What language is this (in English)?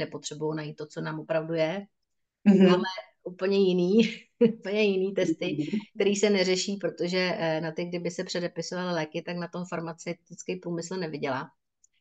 Czech